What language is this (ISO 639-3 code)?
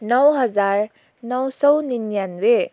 nep